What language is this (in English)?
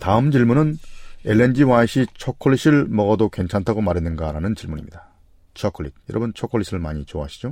Korean